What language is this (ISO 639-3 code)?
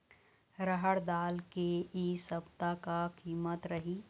hne